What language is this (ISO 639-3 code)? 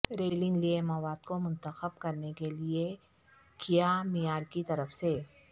urd